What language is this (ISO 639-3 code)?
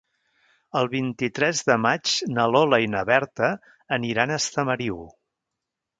cat